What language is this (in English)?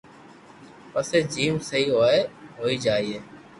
Loarki